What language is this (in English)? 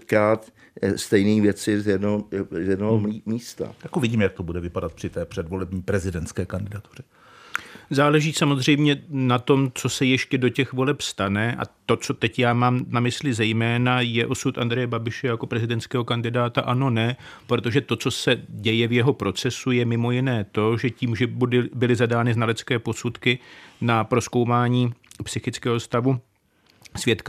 Czech